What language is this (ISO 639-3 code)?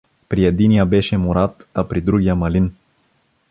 bul